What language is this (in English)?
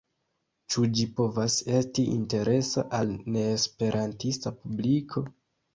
Esperanto